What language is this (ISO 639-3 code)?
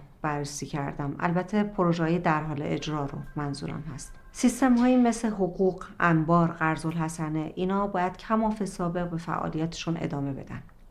fas